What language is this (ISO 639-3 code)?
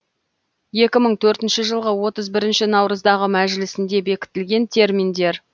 kaz